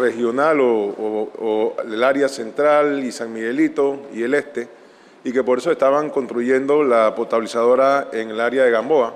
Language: Spanish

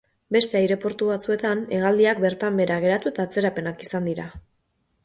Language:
Basque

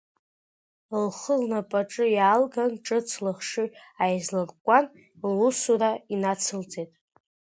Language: Abkhazian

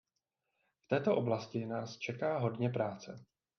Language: Czech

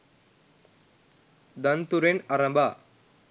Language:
Sinhala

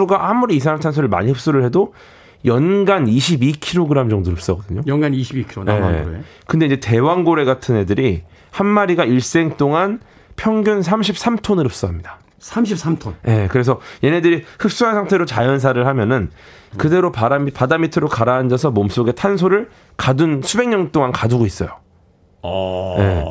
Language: Korean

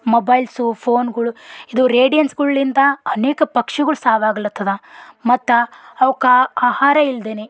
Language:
Kannada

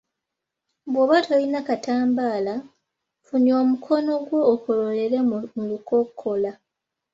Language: Ganda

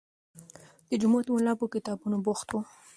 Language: Pashto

